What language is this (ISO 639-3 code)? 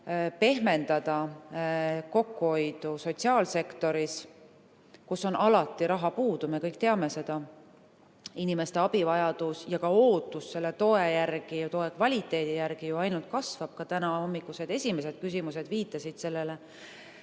est